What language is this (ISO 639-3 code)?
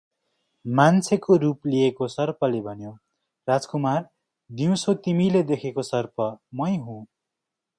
nep